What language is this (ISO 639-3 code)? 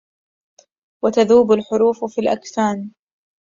ara